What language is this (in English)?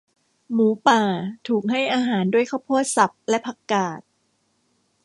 Thai